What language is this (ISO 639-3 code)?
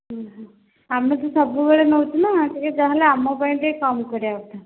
ori